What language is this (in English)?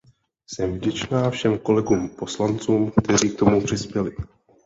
Czech